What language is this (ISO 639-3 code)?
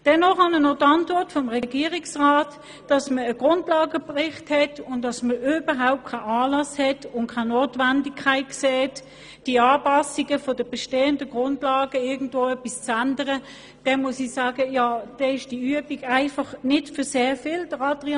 gsw